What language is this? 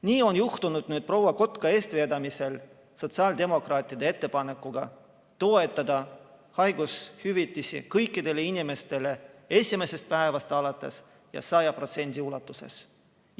Estonian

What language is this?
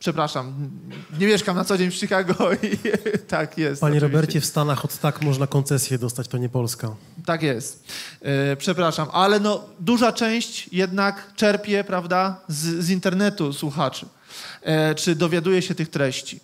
Polish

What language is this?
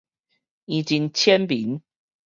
Min Nan Chinese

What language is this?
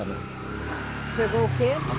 Portuguese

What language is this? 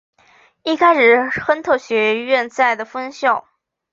Chinese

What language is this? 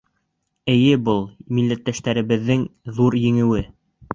Bashkir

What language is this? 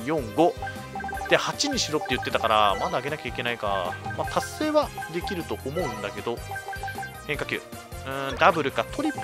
Japanese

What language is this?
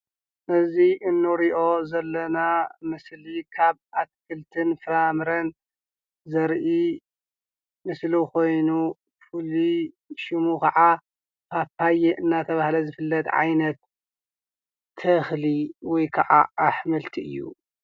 Tigrinya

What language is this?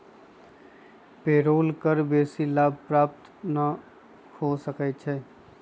Magahi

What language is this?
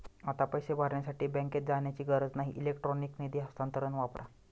Marathi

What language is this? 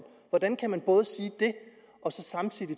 Danish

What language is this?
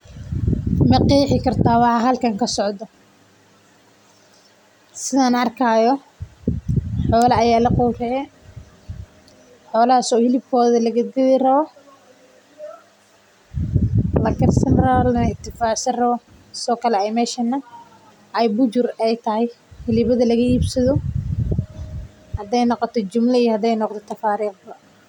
Somali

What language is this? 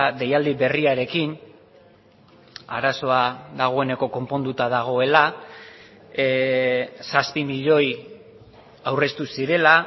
Basque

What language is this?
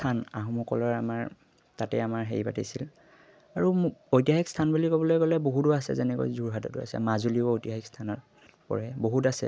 Assamese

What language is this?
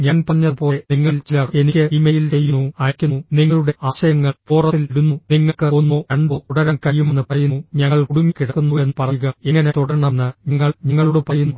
Malayalam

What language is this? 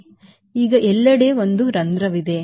Kannada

